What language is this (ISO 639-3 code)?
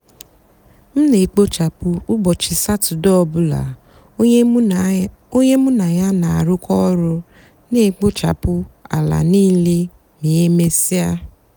ibo